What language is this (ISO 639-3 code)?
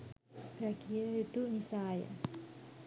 sin